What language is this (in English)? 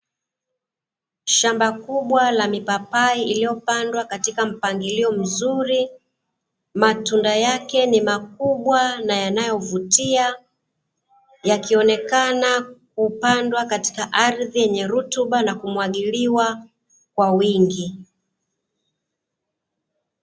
Swahili